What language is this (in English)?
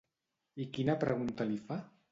Catalan